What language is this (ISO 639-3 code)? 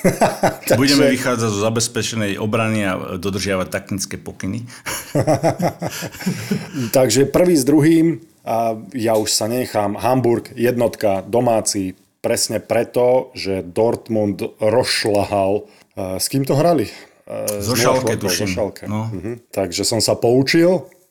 slk